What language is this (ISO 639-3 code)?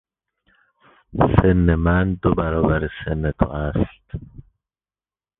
fas